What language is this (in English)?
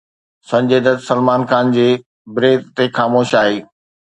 Sindhi